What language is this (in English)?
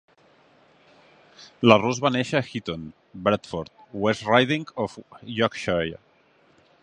Catalan